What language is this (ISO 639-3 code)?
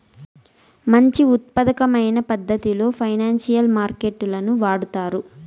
tel